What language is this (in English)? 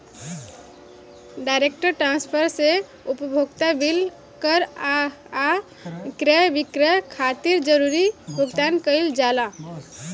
Bhojpuri